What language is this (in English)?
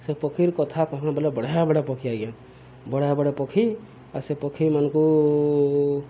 Odia